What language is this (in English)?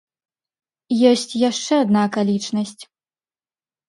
Belarusian